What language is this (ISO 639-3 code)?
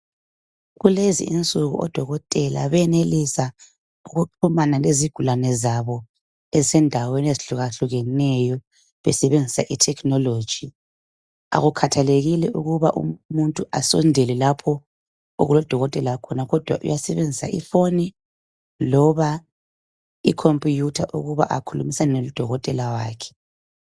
nde